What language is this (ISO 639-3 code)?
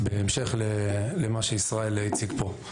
heb